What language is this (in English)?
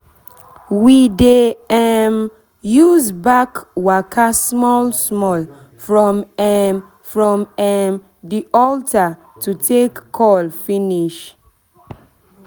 Nigerian Pidgin